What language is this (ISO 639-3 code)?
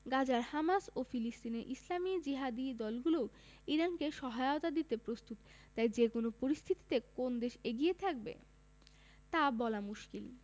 ben